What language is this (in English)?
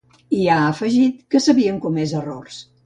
Catalan